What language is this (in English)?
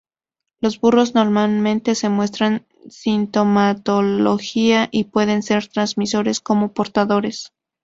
Spanish